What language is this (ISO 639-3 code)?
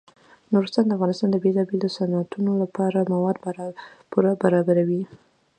pus